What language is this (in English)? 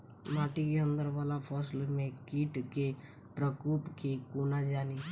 Maithili